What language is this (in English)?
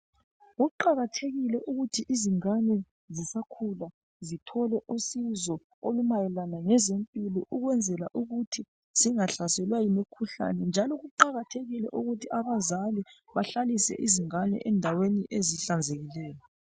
North Ndebele